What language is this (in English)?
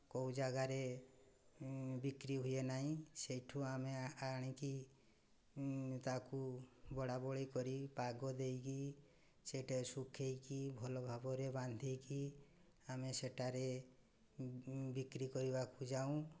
Odia